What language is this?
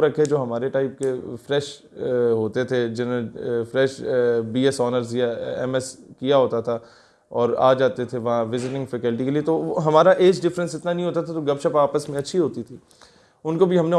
Urdu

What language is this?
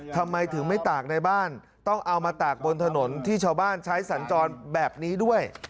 Thai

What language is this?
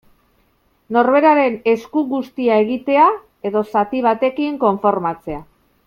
Basque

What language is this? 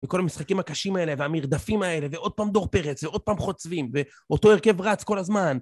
Hebrew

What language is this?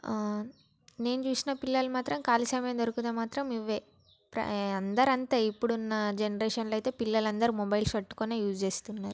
Telugu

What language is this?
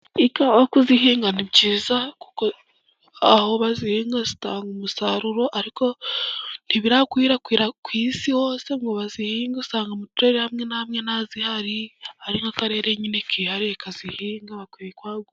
Kinyarwanda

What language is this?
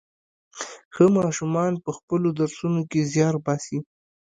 Pashto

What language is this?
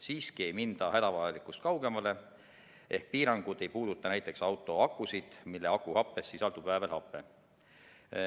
Estonian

